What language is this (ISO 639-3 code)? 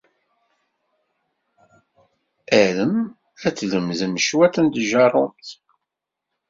kab